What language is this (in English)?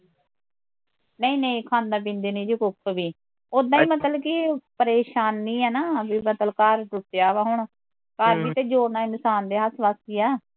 Punjabi